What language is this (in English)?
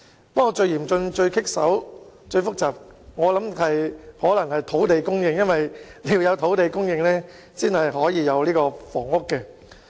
Cantonese